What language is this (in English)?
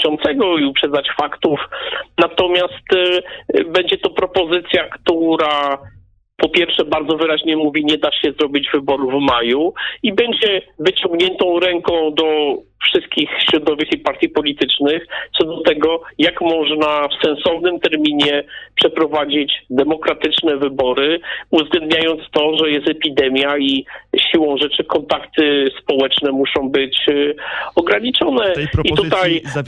Polish